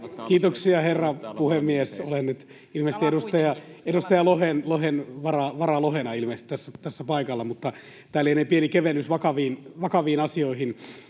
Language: Finnish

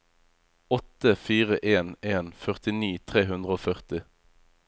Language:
Norwegian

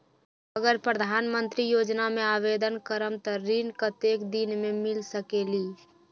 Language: Magahi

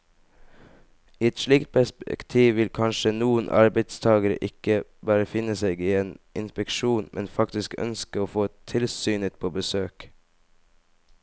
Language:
Norwegian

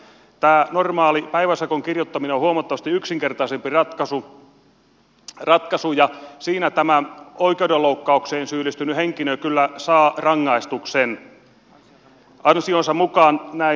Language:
Finnish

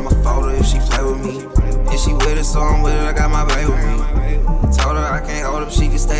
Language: English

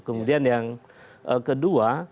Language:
Indonesian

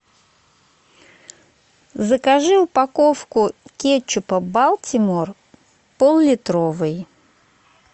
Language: Russian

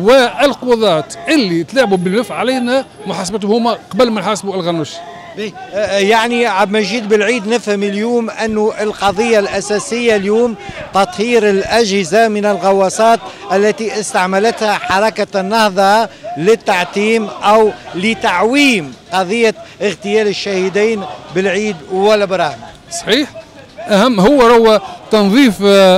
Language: Arabic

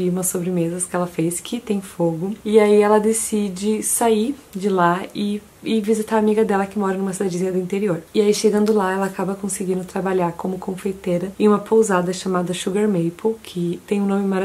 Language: Portuguese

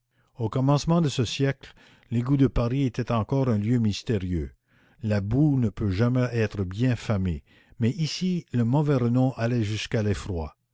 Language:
French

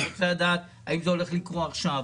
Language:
Hebrew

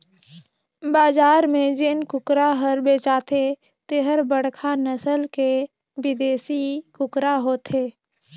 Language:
Chhattisgarhi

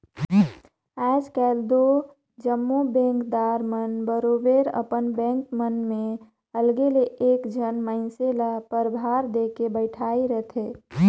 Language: Chhattisgarhi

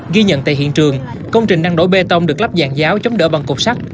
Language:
Vietnamese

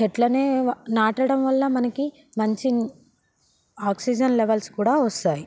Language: Telugu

